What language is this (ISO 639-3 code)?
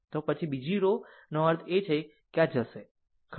guj